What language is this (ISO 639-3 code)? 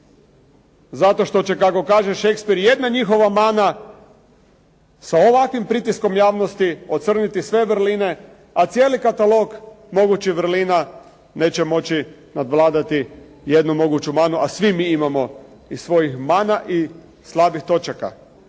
hrv